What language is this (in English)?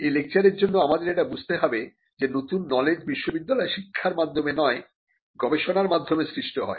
Bangla